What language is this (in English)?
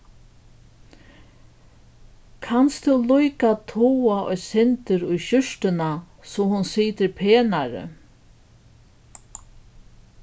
Faroese